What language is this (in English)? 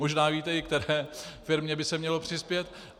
Czech